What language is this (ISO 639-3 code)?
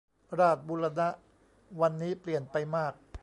tha